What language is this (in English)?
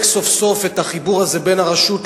Hebrew